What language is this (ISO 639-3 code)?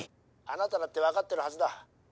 jpn